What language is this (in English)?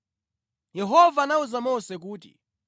Nyanja